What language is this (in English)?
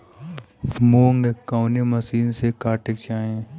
Bhojpuri